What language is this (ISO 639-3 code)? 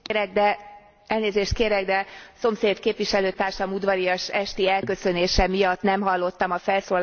hun